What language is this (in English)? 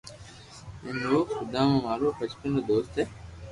Loarki